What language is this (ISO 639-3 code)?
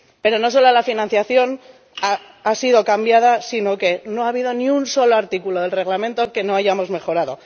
spa